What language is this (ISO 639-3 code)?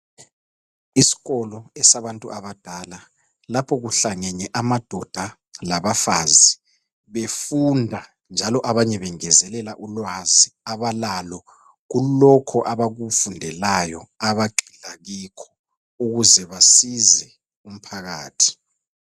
nde